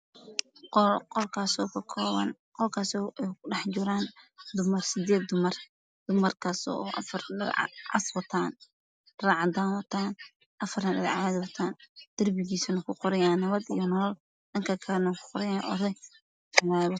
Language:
Somali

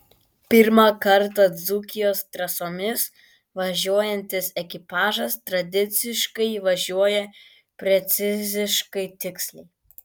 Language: Lithuanian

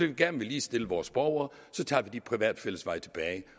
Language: Danish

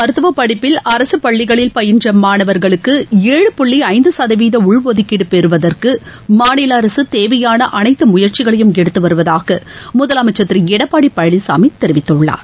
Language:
Tamil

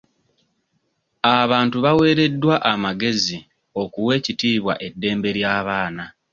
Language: Ganda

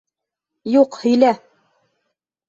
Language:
Bashkir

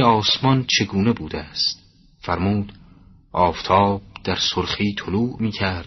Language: Persian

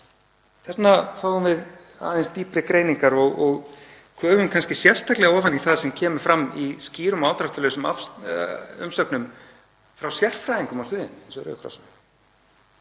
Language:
Icelandic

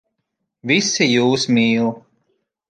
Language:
Latvian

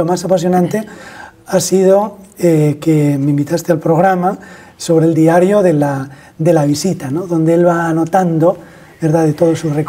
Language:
Spanish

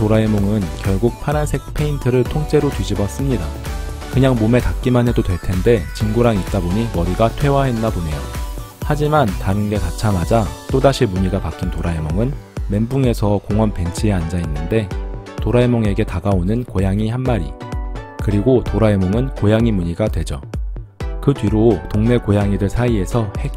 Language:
Korean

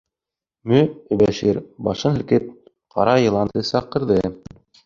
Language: Bashkir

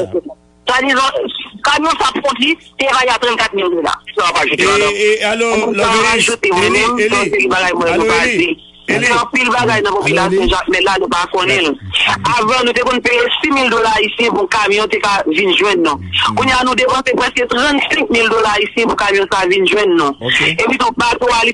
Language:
French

